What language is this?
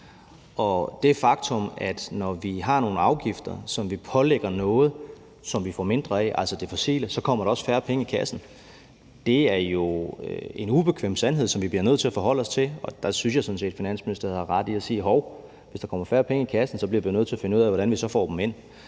Danish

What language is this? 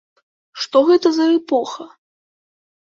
Belarusian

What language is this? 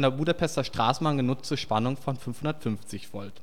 German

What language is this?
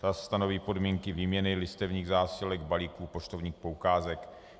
Czech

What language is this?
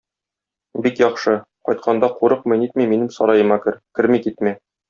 Tatar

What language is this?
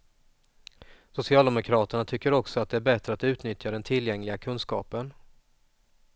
Swedish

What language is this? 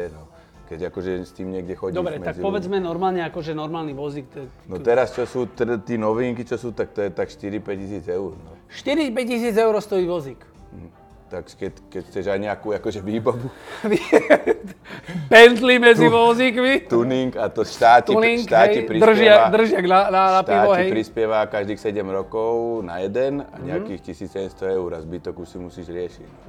Slovak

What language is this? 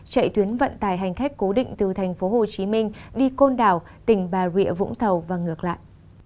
Vietnamese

